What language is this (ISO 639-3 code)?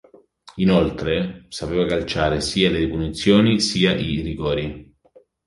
ita